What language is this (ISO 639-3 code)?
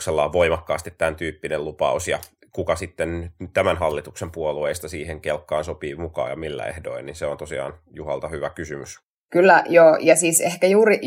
fin